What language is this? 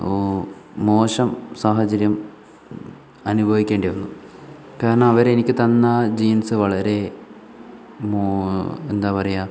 Malayalam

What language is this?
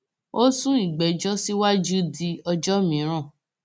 Yoruba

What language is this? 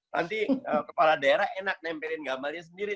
Indonesian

